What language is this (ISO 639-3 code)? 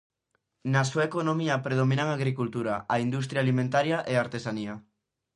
glg